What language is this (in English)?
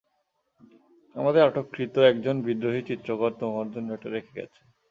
Bangla